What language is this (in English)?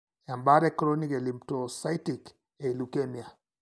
Masai